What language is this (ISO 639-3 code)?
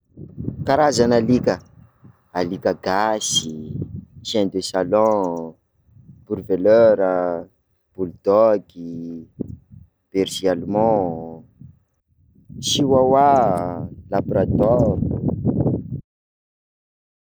skg